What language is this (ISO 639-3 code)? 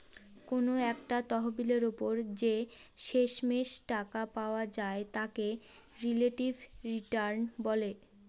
ben